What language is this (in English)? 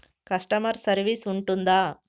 Telugu